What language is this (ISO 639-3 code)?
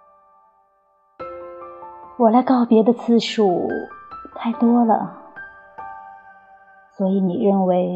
zho